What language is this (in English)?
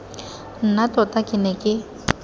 Tswana